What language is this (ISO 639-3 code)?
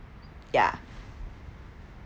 eng